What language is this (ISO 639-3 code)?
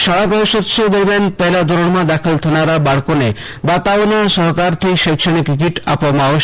guj